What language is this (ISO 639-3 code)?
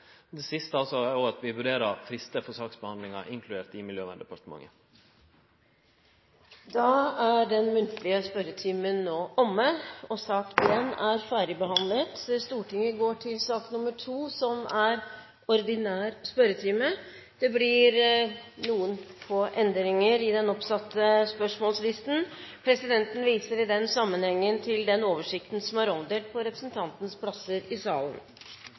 nor